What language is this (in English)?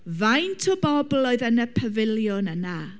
Welsh